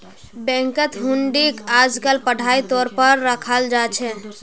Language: Magahi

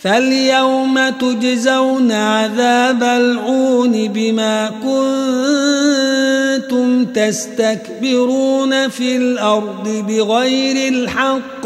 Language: Arabic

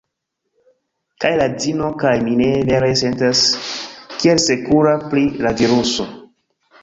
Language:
Esperanto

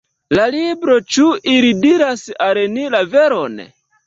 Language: Esperanto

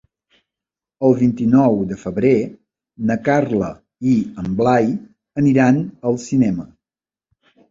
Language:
Catalan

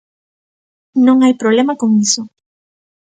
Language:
Galician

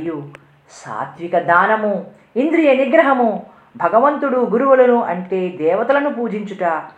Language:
Telugu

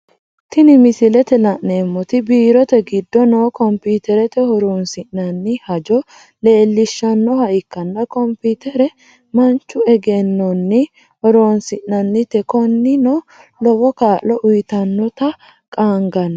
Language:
Sidamo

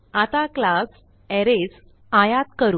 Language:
Marathi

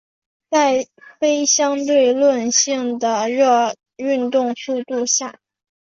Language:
Chinese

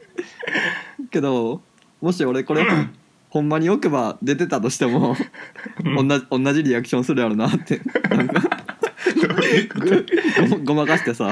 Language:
Japanese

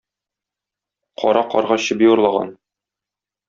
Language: Tatar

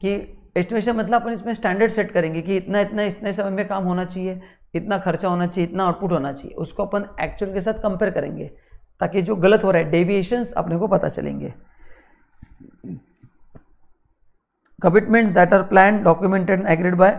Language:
Hindi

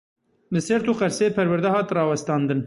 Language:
Kurdish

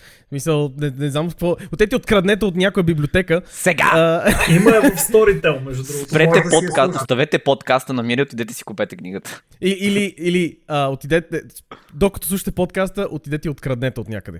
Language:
Bulgarian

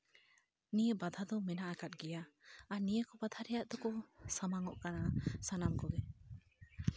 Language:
Santali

